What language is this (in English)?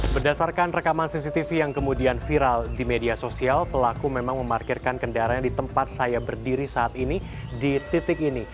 Indonesian